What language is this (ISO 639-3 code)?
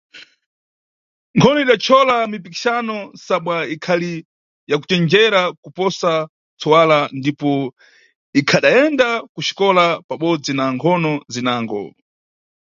nyu